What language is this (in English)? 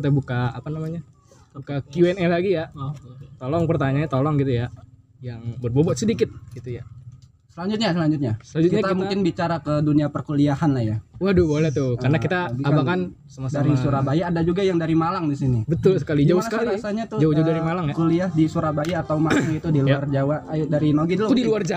Indonesian